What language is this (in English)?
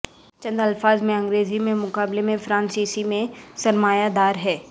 Urdu